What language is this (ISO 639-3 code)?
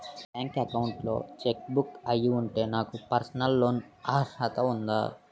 tel